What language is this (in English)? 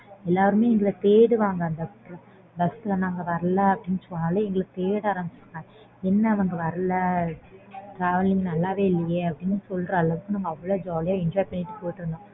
Tamil